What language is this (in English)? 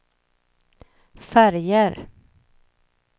Swedish